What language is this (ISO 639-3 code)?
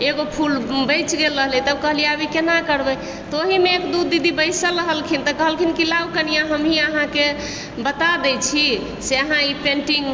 mai